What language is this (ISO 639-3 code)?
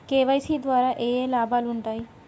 tel